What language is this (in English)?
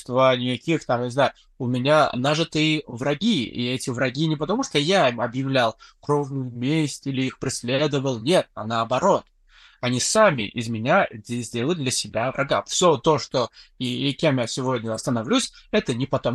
Russian